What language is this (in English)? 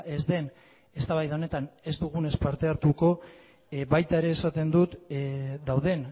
Basque